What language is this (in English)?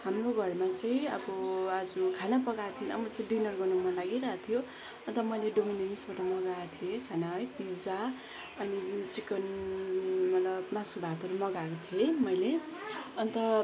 Nepali